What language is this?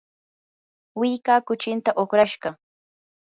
Yanahuanca Pasco Quechua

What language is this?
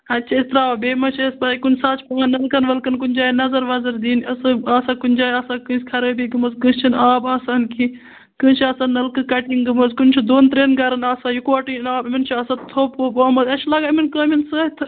Kashmiri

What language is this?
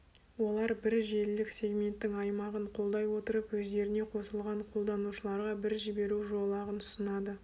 Kazakh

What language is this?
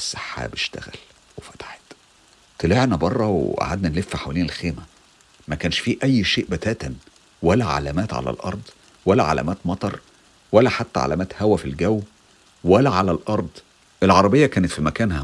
Arabic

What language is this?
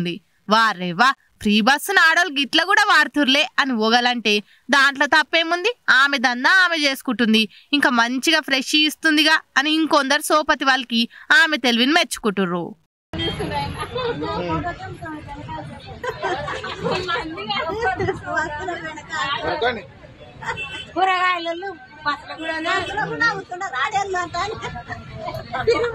Telugu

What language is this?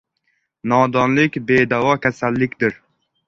Uzbek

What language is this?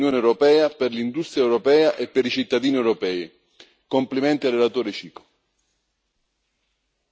Italian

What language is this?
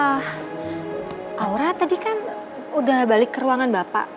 Indonesian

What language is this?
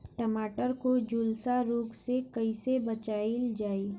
Bhojpuri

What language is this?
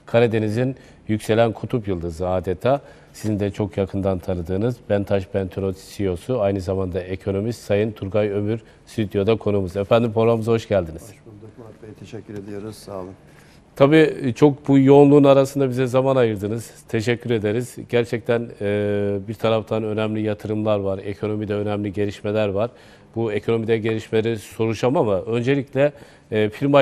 Turkish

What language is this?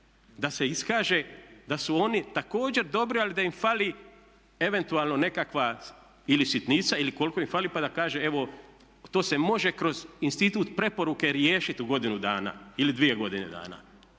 Croatian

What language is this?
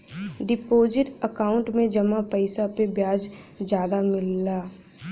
Bhojpuri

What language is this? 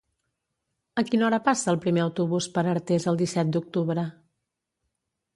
Catalan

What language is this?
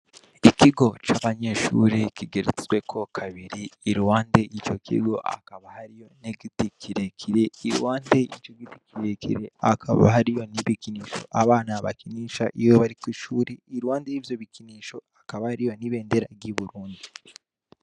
Rundi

